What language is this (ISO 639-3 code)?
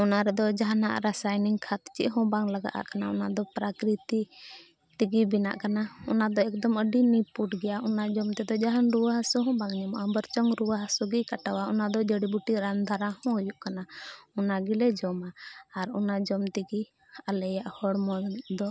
sat